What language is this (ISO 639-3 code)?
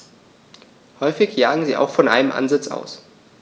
deu